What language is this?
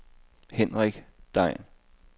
Danish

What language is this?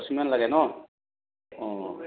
Assamese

